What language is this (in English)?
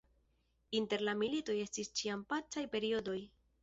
Esperanto